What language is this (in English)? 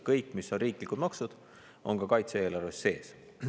Estonian